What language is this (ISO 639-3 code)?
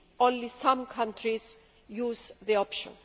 eng